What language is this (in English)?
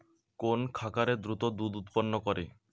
Bangla